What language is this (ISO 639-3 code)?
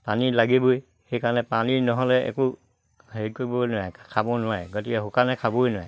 asm